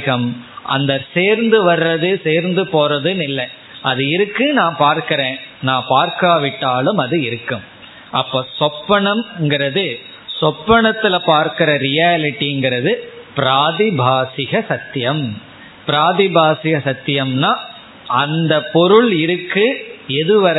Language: Tamil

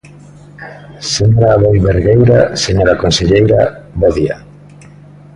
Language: Galician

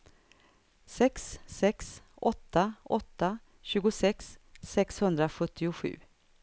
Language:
Swedish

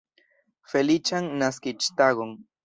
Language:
Esperanto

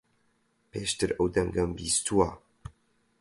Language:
Central Kurdish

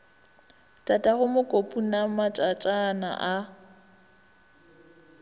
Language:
Northern Sotho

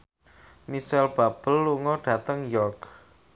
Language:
Javanese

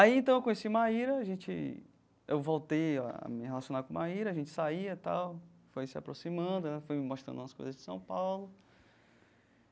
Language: Portuguese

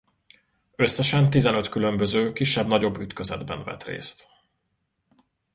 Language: Hungarian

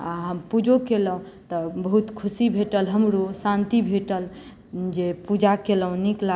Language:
Maithili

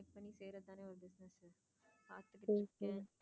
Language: Tamil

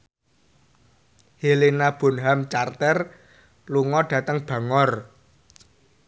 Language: Javanese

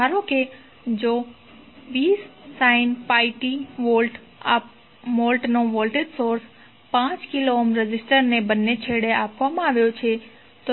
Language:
Gujarati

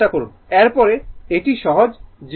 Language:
Bangla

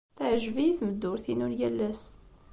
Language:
Kabyle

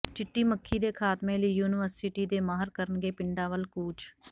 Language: Punjabi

